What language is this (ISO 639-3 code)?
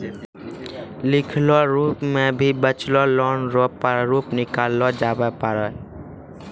mai